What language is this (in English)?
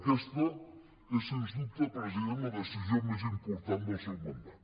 Catalan